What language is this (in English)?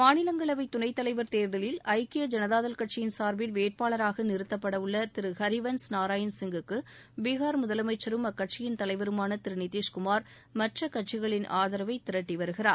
Tamil